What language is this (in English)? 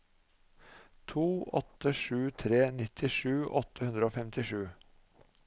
Norwegian